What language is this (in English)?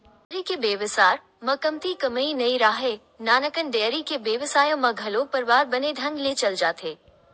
Chhattisgarhi